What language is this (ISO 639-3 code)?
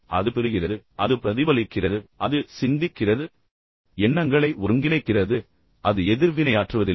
tam